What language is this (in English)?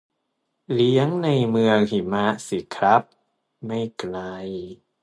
Thai